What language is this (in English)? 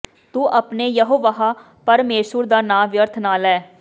Punjabi